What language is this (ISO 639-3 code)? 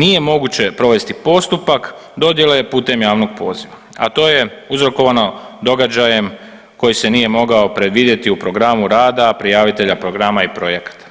hrv